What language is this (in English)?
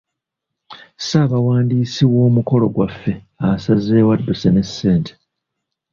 Ganda